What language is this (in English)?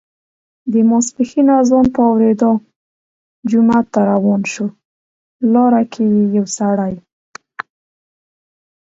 Pashto